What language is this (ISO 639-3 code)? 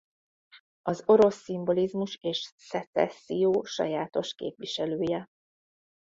hun